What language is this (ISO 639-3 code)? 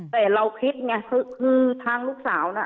tha